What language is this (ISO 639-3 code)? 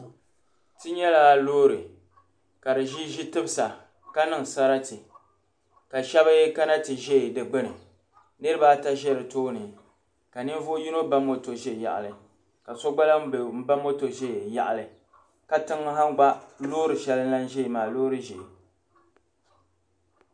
dag